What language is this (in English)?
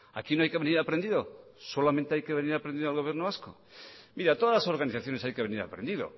Spanish